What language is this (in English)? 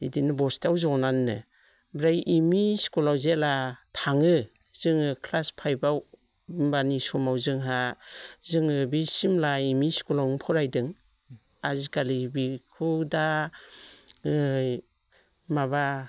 Bodo